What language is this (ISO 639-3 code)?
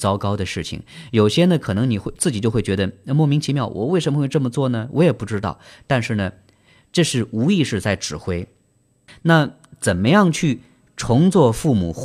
zho